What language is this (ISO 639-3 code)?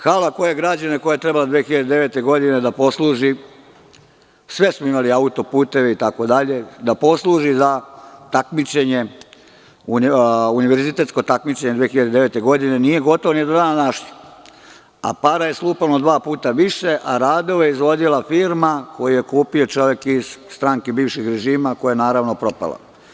srp